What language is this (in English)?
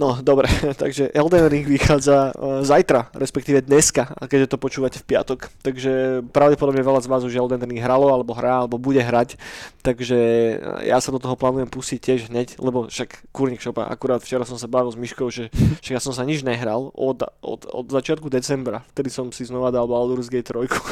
Slovak